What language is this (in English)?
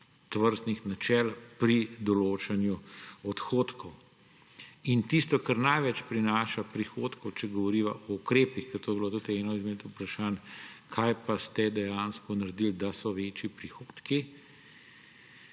Slovenian